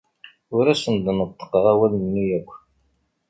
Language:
Kabyle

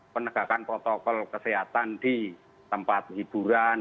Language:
Indonesian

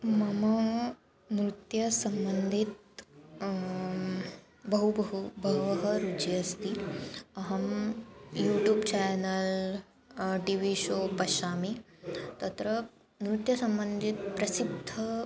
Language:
Sanskrit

